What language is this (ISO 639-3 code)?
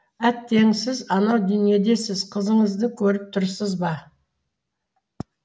kaz